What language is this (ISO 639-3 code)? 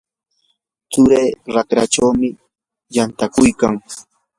qur